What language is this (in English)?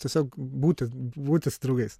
Lithuanian